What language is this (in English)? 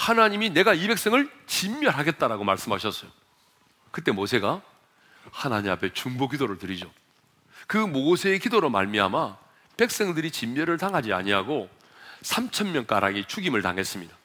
Korean